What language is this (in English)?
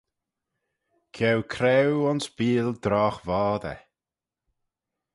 Manx